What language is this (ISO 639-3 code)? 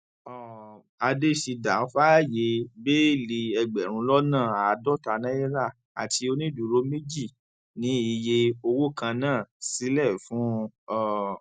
yor